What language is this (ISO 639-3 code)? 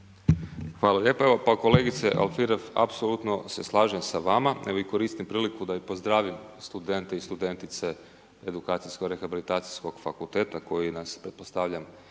hrv